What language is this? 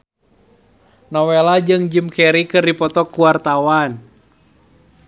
Sundanese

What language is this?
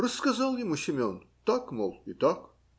Russian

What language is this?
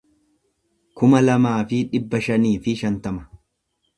Oromo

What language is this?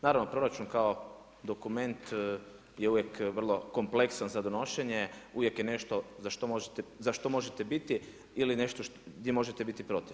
Croatian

